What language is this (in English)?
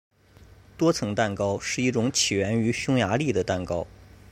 Chinese